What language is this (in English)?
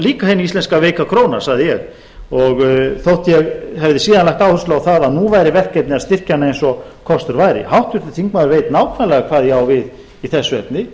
Icelandic